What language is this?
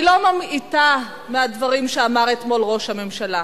Hebrew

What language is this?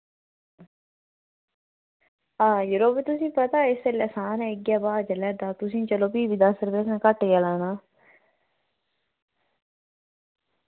Dogri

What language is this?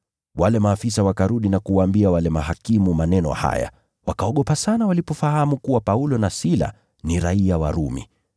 Swahili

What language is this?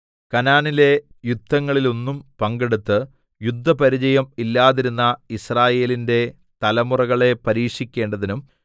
Malayalam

